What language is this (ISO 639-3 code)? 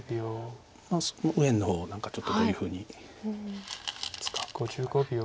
jpn